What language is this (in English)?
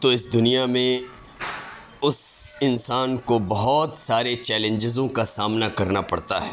Urdu